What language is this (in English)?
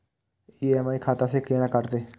Maithili